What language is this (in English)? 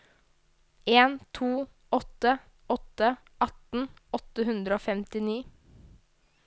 Norwegian